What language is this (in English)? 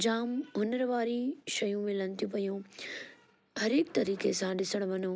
Sindhi